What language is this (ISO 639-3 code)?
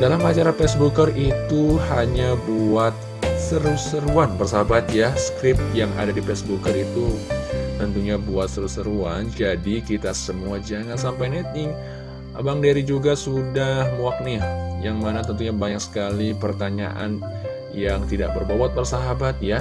ind